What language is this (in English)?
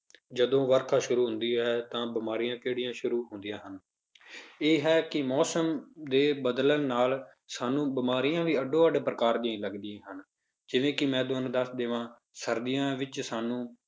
Punjabi